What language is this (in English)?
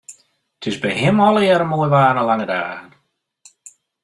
Western Frisian